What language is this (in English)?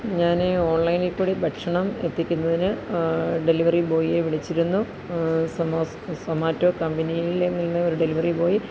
Malayalam